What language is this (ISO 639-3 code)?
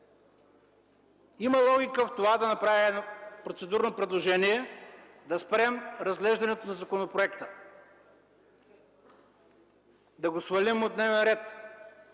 bul